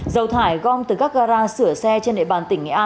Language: Vietnamese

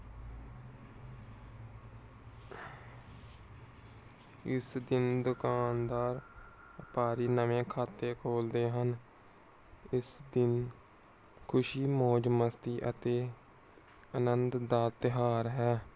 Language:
Punjabi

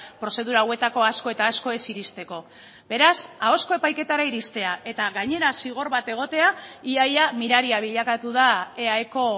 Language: Basque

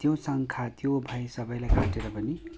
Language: Nepali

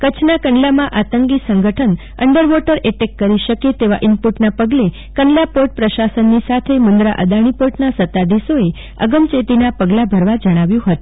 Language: Gujarati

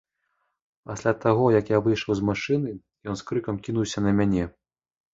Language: Belarusian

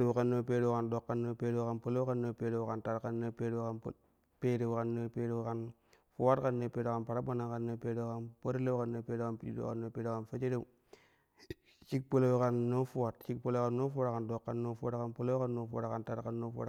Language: Kushi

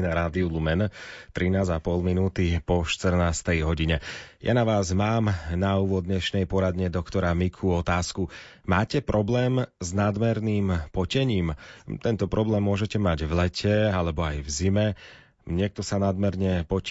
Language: Slovak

